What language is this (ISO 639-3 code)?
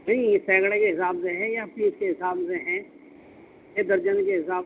urd